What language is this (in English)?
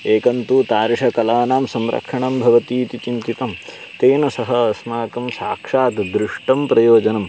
Sanskrit